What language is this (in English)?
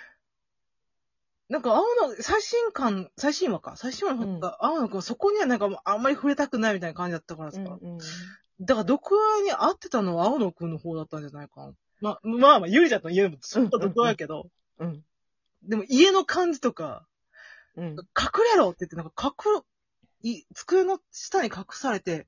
Japanese